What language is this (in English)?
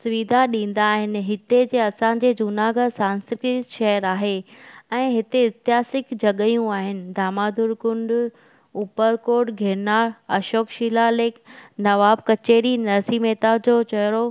Sindhi